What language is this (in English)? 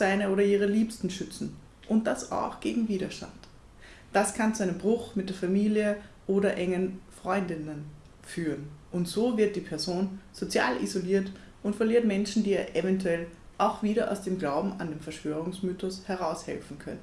German